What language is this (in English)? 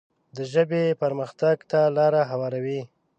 Pashto